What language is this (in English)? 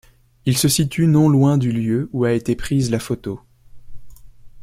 French